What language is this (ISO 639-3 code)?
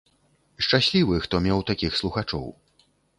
bel